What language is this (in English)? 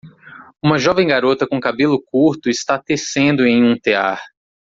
Portuguese